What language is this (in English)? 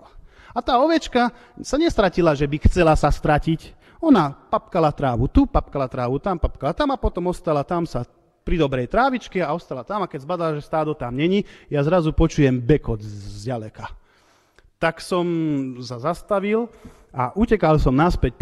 Slovak